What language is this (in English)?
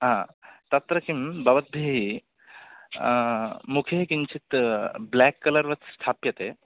Sanskrit